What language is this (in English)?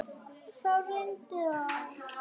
Icelandic